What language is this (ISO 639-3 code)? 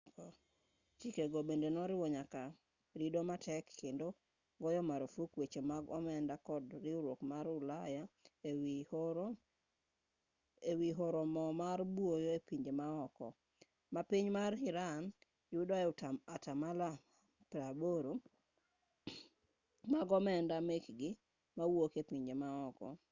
luo